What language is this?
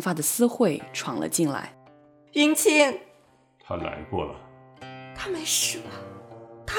Chinese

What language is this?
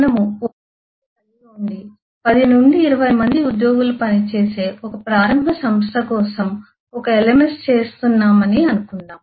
Telugu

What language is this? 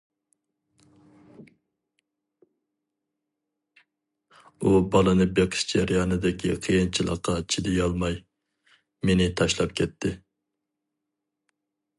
Uyghur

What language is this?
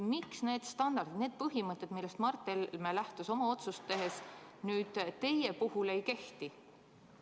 Estonian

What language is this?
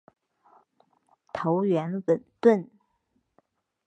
Chinese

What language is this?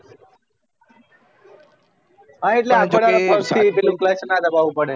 Gujarati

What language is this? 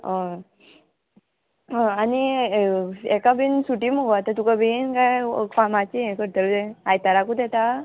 Konkani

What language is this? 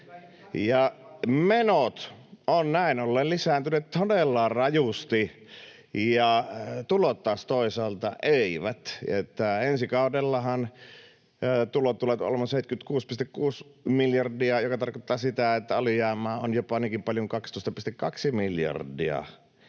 Finnish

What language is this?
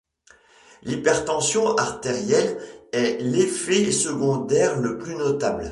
French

